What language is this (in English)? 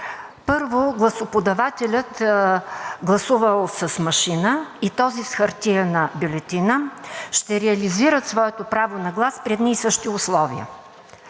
Bulgarian